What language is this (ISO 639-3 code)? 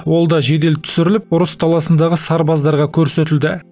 kaz